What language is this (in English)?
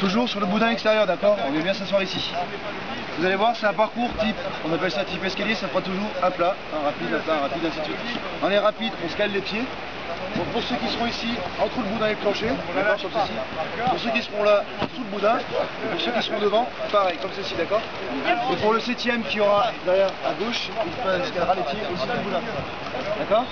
French